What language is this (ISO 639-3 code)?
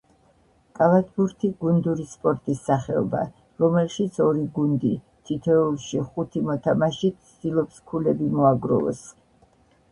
kat